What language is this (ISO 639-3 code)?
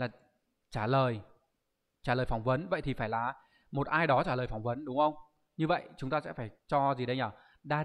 vie